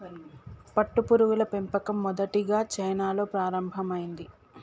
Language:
Telugu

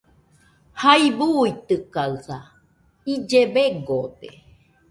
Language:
Nüpode Huitoto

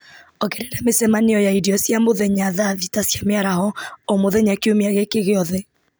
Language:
Kikuyu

